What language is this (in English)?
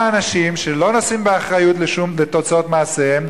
Hebrew